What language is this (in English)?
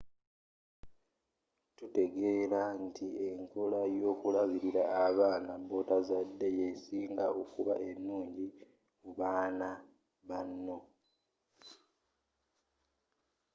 Ganda